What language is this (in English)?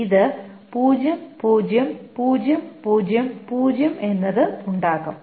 Malayalam